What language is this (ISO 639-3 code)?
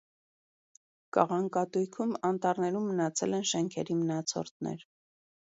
hye